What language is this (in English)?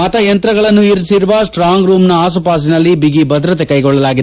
Kannada